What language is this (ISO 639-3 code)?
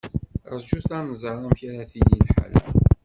kab